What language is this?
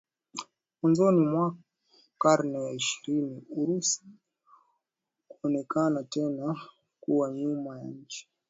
Swahili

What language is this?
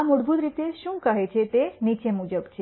Gujarati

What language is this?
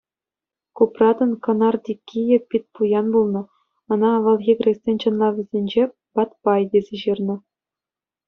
Chuvash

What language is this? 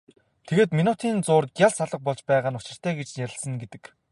Mongolian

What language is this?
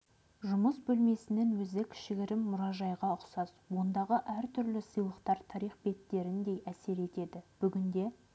Kazakh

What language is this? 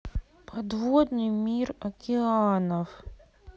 Russian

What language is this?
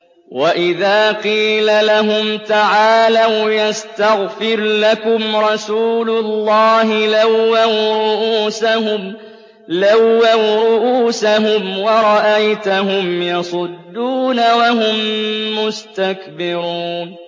Arabic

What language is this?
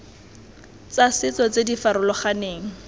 Tswana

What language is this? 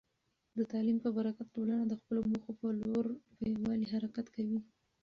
Pashto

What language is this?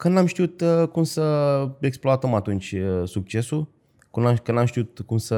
Romanian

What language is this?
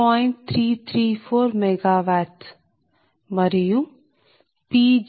Telugu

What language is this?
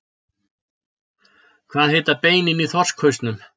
Icelandic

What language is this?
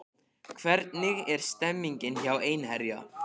Icelandic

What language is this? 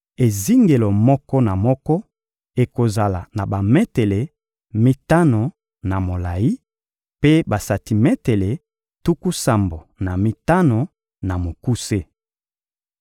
Lingala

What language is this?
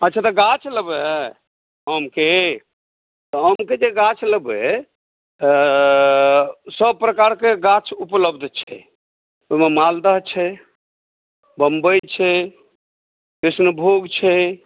Maithili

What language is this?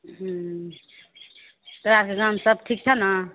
Maithili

